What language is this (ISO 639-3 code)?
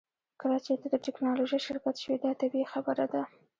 pus